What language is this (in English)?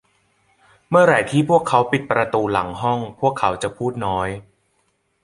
Thai